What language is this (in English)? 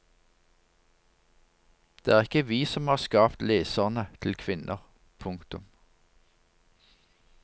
Norwegian